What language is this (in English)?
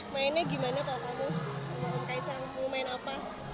Indonesian